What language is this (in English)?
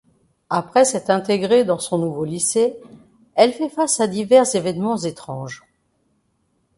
French